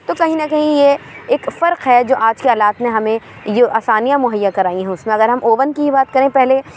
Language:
Urdu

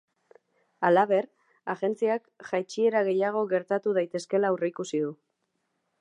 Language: Basque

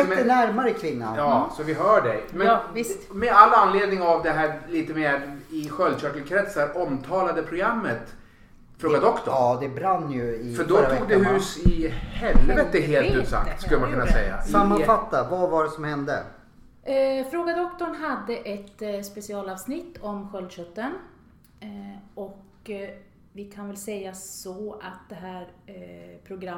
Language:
Swedish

